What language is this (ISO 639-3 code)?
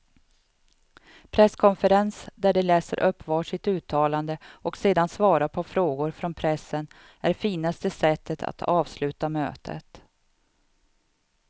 swe